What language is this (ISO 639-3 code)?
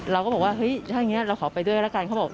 tha